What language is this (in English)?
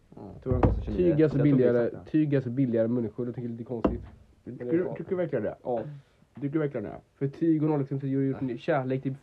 Swedish